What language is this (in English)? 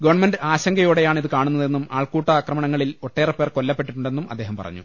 Malayalam